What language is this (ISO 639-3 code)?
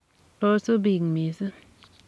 kln